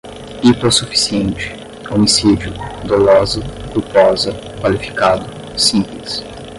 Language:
Portuguese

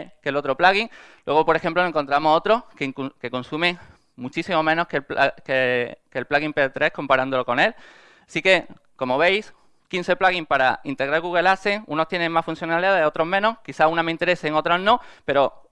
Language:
Spanish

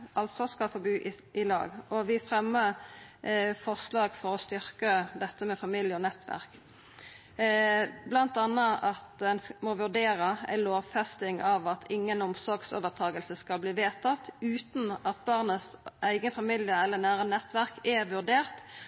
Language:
Norwegian Nynorsk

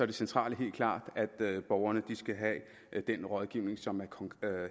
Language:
Danish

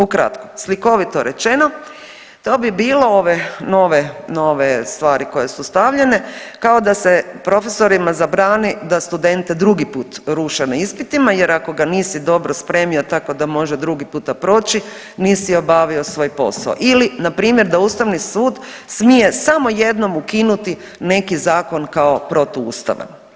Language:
Croatian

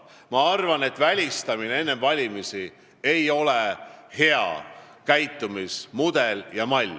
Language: Estonian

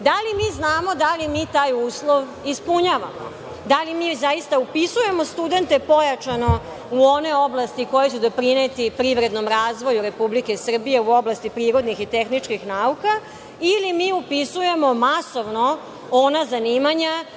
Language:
Serbian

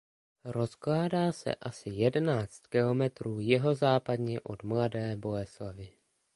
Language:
Czech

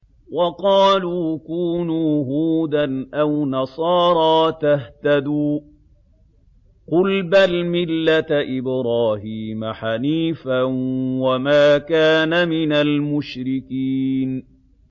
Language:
Arabic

